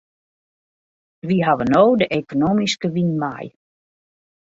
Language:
Western Frisian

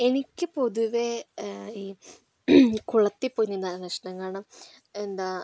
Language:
Malayalam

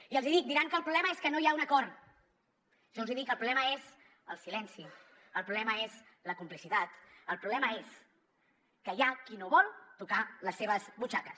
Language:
Catalan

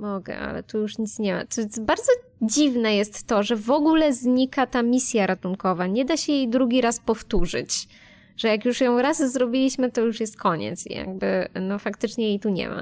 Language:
Polish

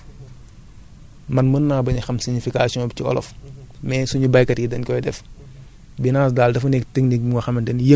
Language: Wolof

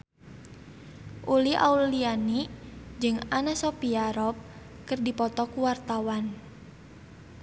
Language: Sundanese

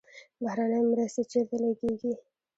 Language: Pashto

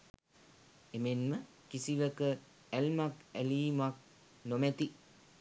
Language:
Sinhala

